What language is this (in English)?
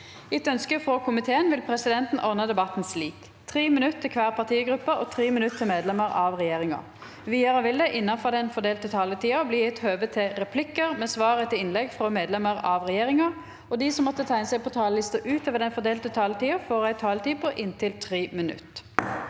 Norwegian